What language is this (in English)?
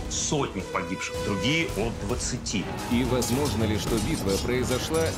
Russian